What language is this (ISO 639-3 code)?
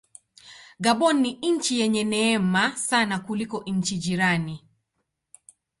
swa